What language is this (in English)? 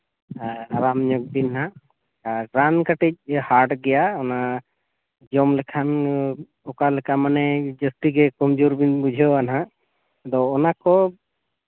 Santali